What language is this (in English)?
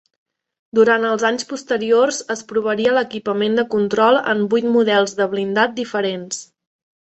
Catalan